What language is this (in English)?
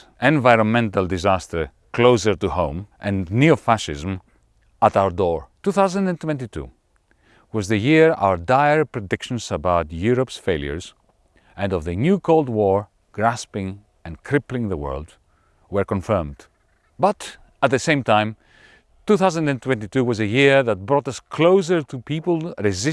English